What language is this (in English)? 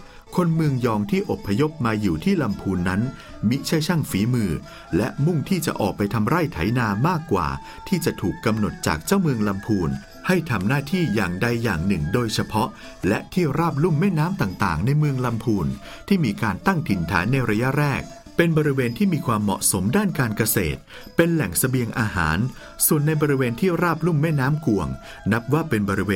Thai